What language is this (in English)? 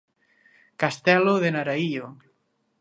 Galician